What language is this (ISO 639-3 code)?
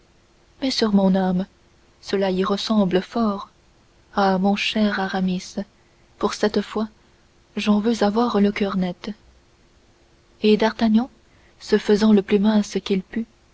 fra